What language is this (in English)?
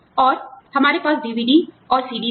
Hindi